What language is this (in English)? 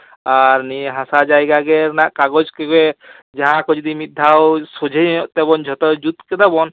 Santali